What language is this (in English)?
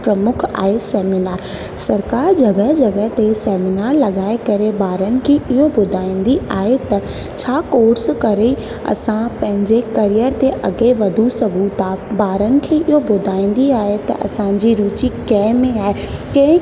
Sindhi